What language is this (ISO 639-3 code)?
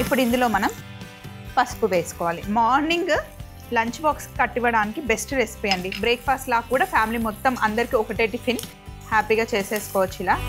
tel